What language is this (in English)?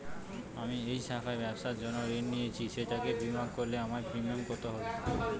Bangla